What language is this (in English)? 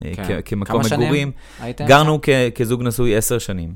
Hebrew